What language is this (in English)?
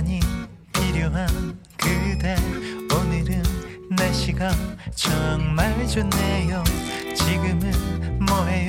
Korean